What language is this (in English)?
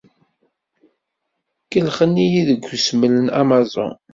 Kabyle